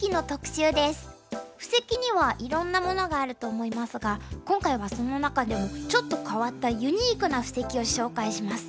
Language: Japanese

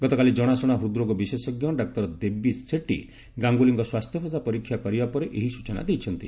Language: Odia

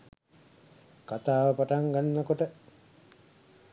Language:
Sinhala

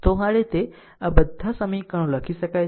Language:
Gujarati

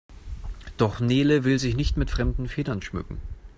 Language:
German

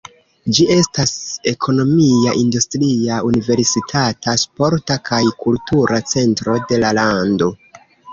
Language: Esperanto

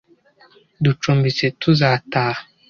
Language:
Kinyarwanda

